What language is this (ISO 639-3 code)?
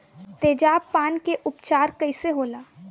bho